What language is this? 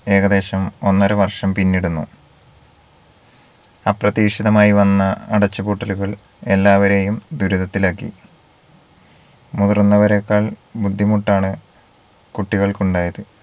Malayalam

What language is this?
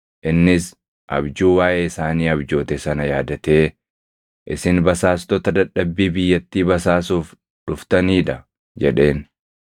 Oromo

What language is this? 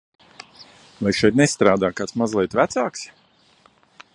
Latvian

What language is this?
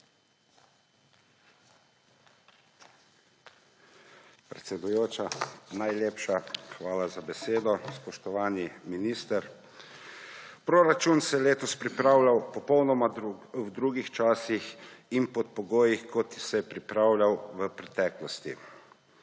Slovenian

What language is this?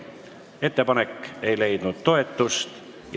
Estonian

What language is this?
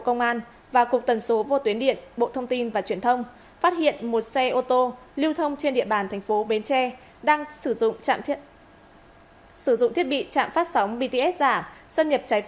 Vietnamese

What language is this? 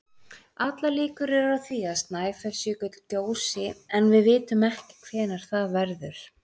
Icelandic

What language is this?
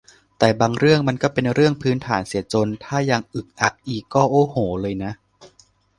Thai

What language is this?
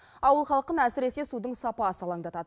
Kazakh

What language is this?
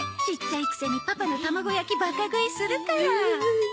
Japanese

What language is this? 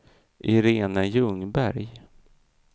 Swedish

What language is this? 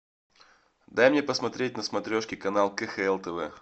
Russian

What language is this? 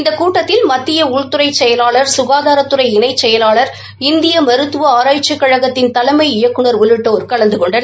Tamil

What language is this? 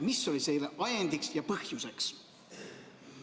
Estonian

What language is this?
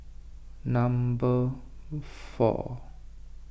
English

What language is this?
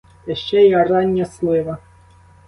Ukrainian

